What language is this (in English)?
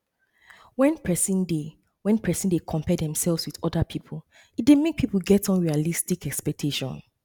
Nigerian Pidgin